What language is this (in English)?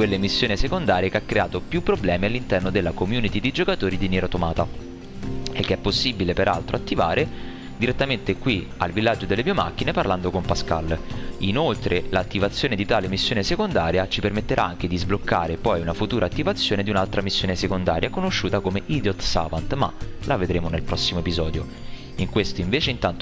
Italian